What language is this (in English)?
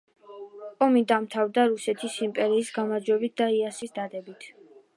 Georgian